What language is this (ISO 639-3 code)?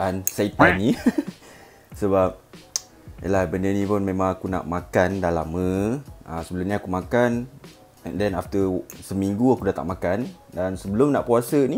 msa